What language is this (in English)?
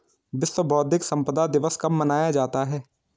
Hindi